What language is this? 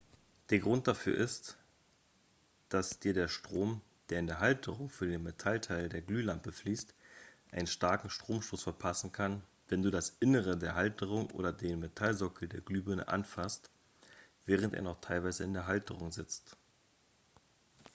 German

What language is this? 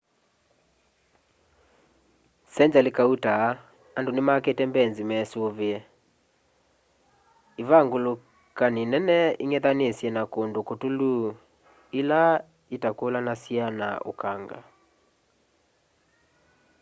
Kamba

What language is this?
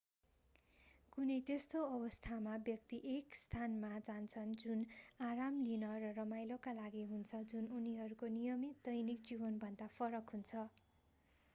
Nepali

